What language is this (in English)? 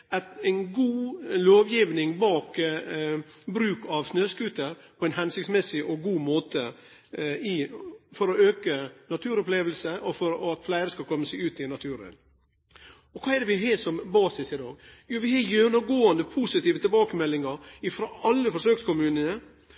Norwegian Nynorsk